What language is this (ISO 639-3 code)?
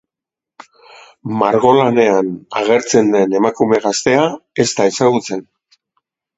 eus